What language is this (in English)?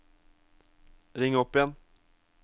Norwegian